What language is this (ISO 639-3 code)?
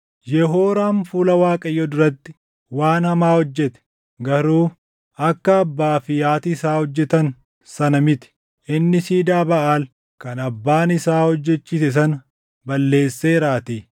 orm